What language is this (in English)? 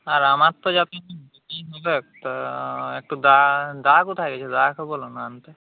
Bangla